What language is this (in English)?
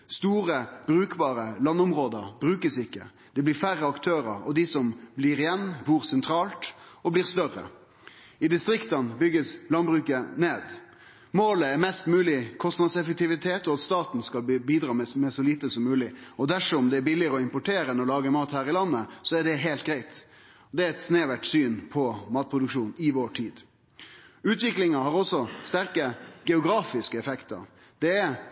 Norwegian Nynorsk